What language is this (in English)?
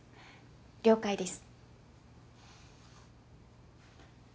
Japanese